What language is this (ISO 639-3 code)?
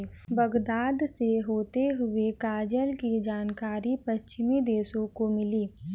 hin